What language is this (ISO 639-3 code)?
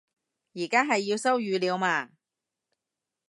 yue